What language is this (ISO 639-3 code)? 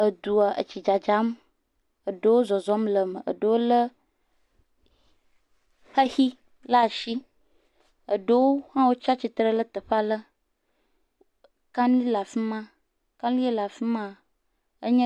ewe